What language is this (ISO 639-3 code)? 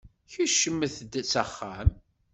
kab